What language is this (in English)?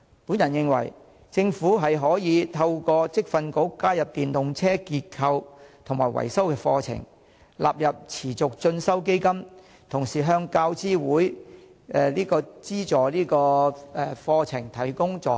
Cantonese